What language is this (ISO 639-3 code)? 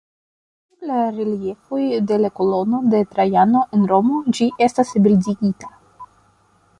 epo